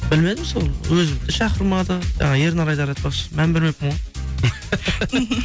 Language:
Kazakh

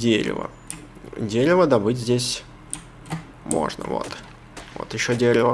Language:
Russian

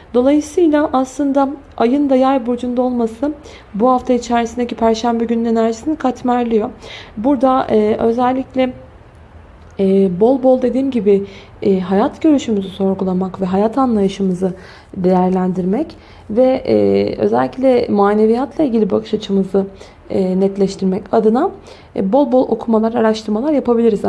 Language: Turkish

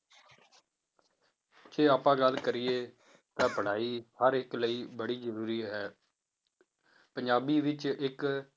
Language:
Punjabi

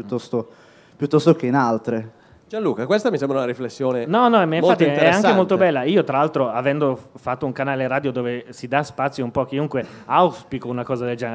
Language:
Italian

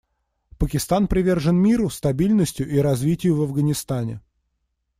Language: Russian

